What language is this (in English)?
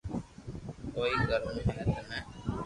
Loarki